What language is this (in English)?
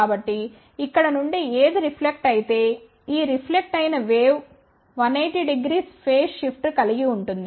Telugu